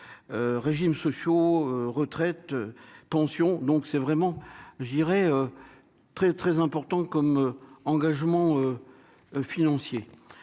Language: French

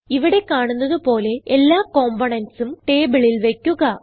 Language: Malayalam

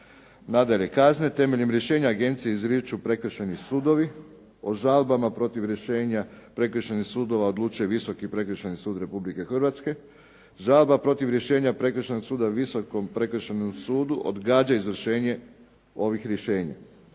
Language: Croatian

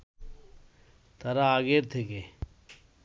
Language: Bangla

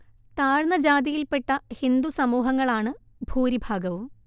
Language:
Malayalam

